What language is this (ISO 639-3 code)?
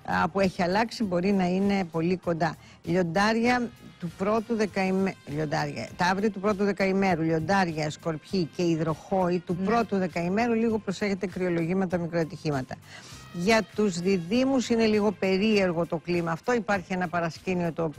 ell